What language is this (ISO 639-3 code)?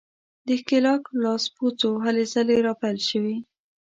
pus